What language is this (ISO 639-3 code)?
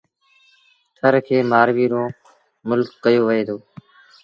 sbn